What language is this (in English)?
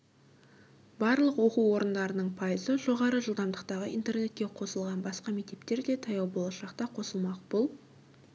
Kazakh